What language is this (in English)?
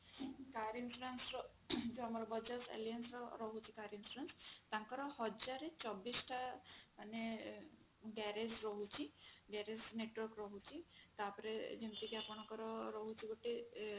Odia